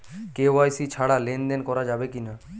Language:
Bangla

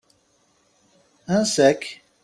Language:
Kabyle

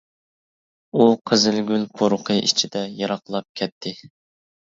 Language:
Uyghur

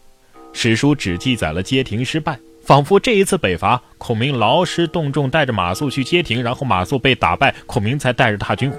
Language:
Chinese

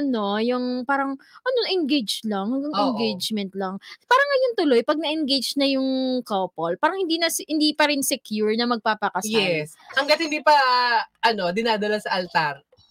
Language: Filipino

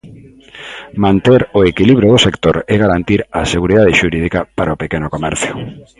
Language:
Galician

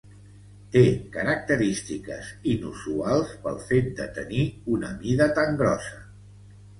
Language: Catalan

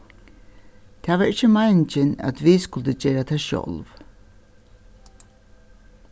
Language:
Faroese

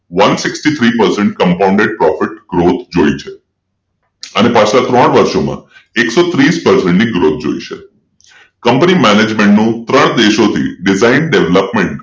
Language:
Gujarati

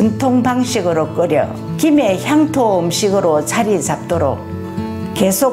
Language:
Korean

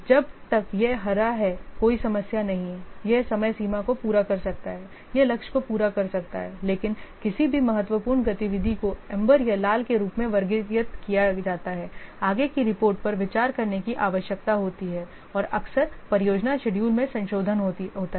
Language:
Hindi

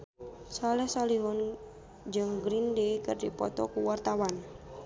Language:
Sundanese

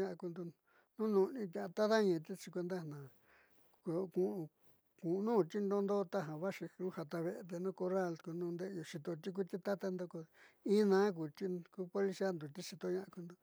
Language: Southeastern Nochixtlán Mixtec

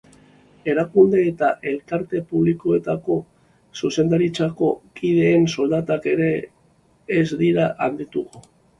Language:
Basque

